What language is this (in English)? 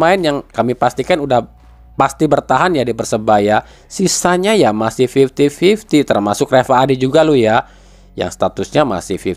Indonesian